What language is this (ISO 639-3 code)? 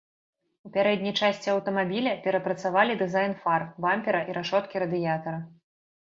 bel